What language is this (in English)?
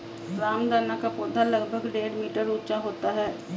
Hindi